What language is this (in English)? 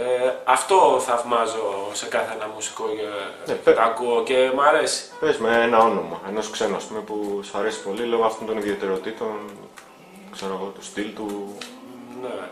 Greek